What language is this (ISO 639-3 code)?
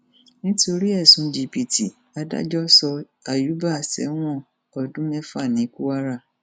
yor